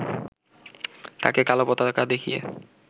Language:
Bangla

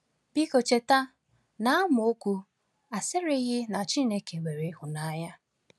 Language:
Igbo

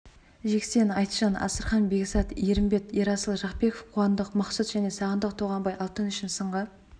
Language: Kazakh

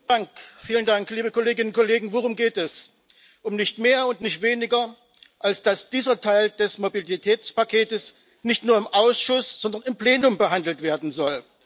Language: German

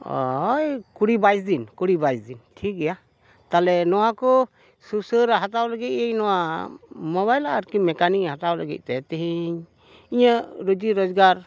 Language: Santali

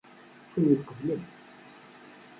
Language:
Kabyle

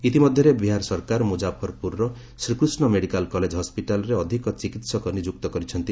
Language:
Odia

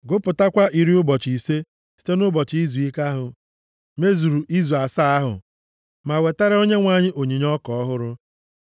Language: Igbo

